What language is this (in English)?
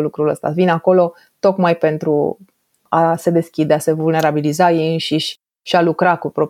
Romanian